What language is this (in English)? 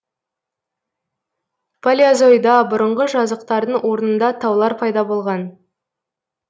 Kazakh